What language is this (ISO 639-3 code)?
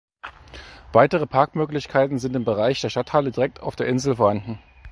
deu